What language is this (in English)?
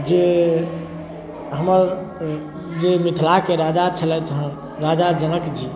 Maithili